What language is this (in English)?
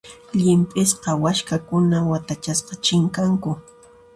Puno Quechua